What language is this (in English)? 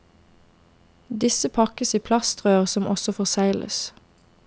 Norwegian